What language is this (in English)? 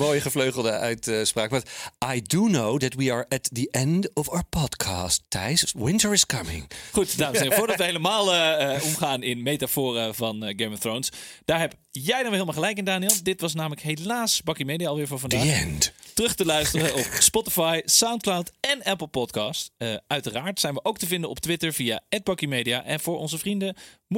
Dutch